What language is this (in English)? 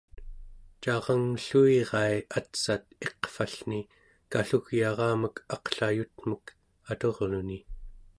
Central Yupik